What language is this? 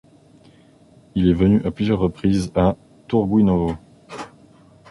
French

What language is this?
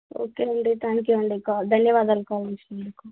Telugu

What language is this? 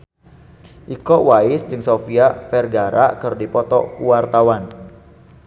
Sundanese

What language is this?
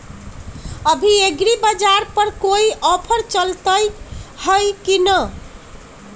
Magahi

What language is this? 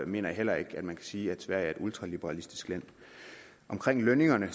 Danish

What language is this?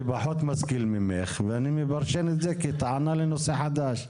Hebrew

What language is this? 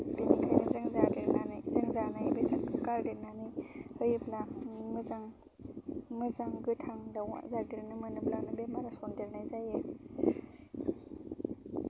Bodo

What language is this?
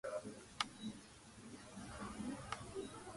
Georgian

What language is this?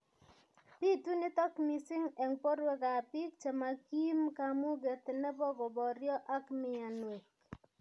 Kalenjin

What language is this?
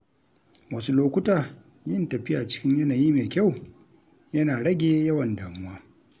Hausa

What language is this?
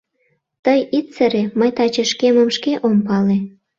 Mari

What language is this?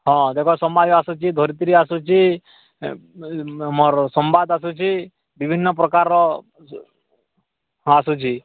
Odia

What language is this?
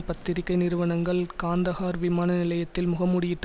Tamil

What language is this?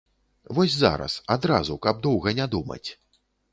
Belarusian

